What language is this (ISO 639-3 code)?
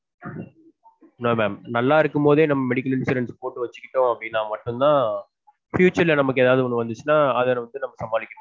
tam